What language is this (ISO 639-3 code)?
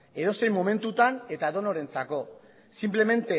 eus